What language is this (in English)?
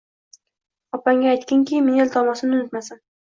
Uzbek